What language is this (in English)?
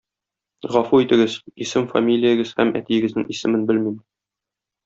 Tatar